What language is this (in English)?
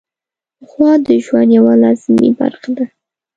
Pashto